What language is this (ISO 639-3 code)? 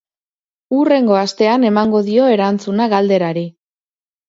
eus